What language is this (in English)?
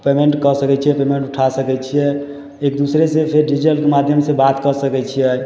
Maithili